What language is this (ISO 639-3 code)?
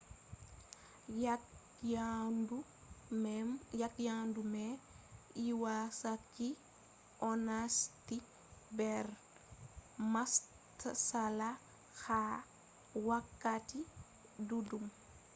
ful